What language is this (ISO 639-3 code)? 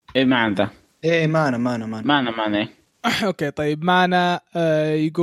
ara